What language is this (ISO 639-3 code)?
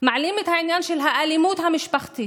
heb